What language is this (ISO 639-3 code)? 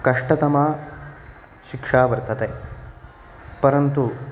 san